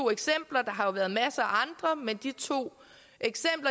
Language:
Danish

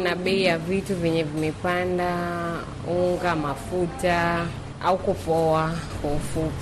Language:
Swahili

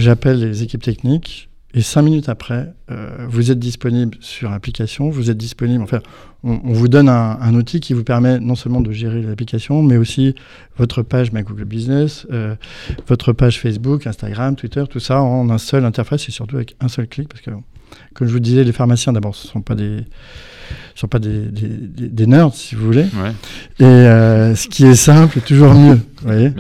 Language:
French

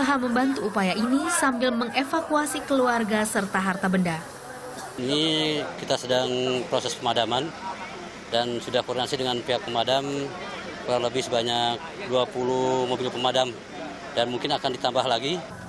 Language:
Indonesian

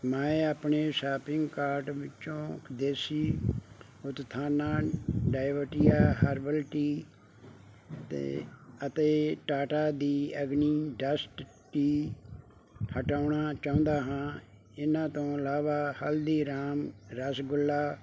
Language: Punjabi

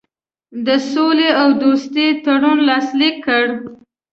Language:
Pashto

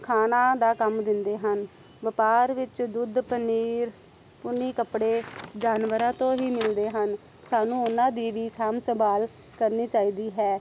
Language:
Punjabi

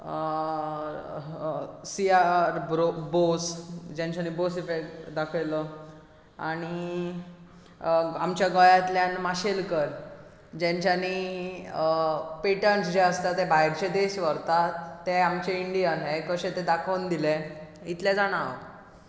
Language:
Konkani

